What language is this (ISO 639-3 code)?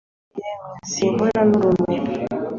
kin